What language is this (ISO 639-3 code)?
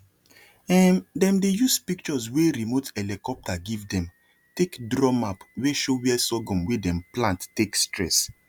pcm